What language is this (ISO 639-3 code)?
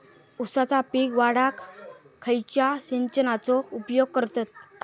mar